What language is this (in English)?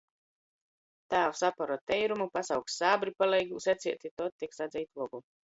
Latgalian